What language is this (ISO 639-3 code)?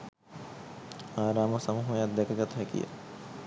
sin